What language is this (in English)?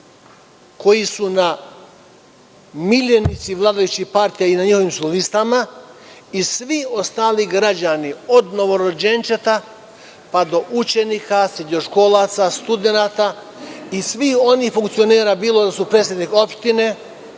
Serbian